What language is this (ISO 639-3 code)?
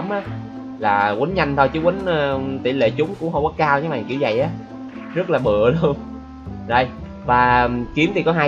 vie